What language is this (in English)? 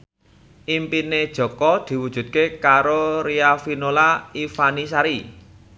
Javanese